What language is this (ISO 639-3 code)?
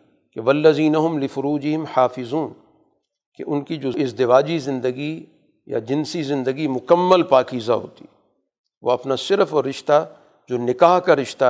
urd